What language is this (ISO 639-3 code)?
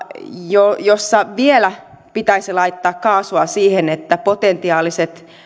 fin